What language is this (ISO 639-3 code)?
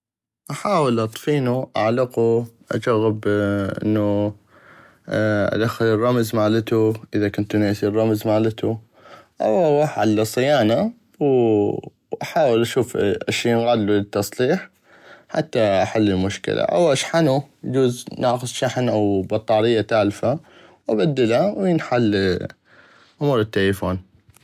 ayp